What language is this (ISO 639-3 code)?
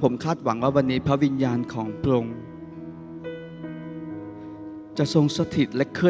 tha